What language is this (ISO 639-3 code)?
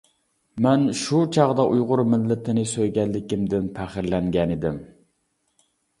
uig